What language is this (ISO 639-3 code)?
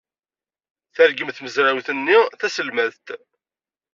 kab